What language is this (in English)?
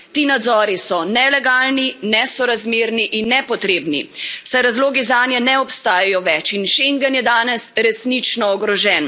Slovenian